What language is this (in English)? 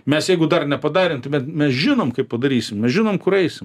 Lithuanian